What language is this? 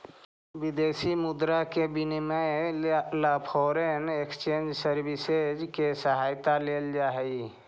Magahi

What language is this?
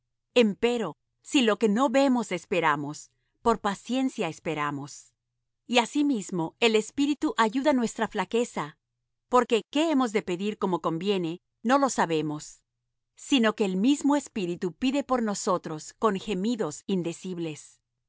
Spanish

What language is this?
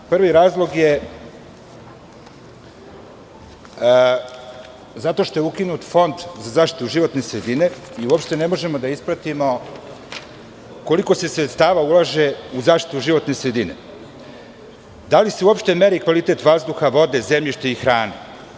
Serbian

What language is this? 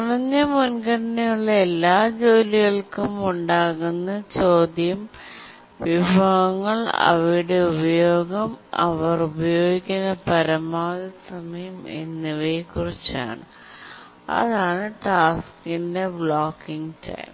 Malayalam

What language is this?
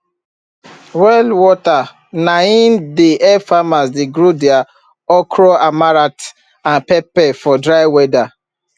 Nigerian Pidgin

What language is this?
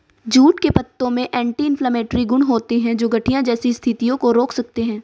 Hindi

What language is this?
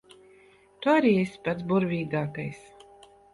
Latvian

